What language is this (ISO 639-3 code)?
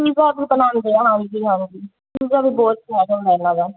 pan